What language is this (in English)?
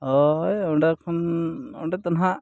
Santali